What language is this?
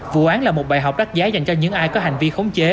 Vietnamese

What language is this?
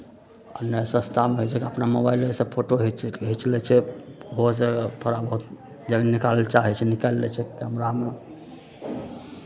Maithili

